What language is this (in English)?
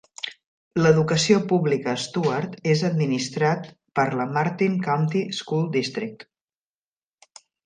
Catalan